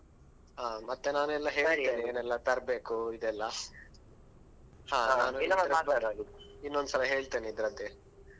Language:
Kannada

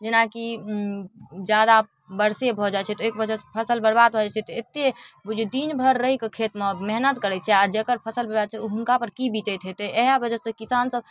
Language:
Maithili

